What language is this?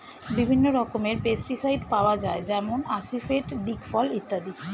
Bangla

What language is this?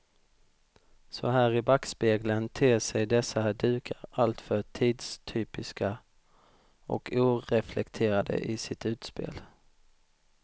Swedish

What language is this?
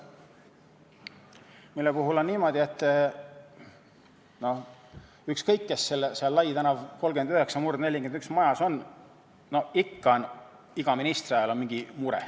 Estonian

